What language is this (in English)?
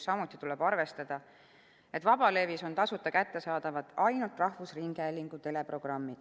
Estonian